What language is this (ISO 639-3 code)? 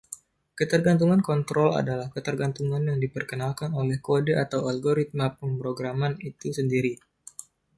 ind